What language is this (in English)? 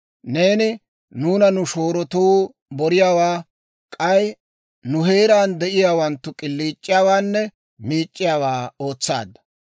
Dawro